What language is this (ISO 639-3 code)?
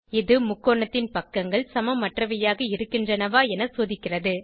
tam